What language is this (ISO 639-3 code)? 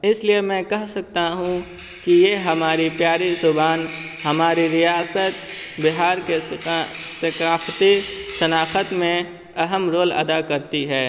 urd